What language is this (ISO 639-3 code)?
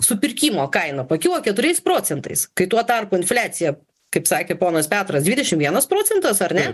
lit